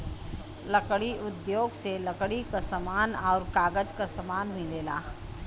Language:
Bhojpuri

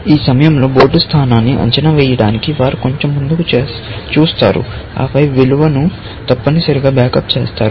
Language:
Telugu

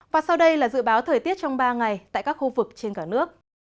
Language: Vietnamese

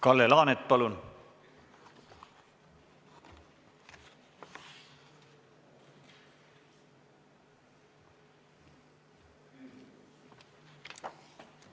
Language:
Estonian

